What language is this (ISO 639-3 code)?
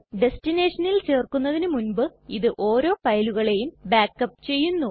mal